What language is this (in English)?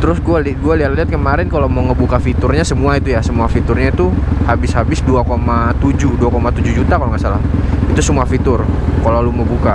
Indonesian